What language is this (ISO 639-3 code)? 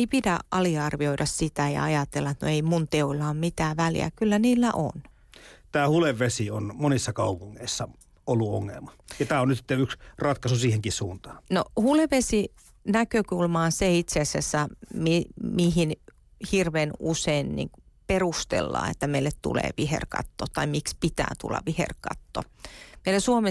fin